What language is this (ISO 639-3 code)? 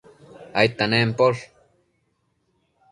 mcf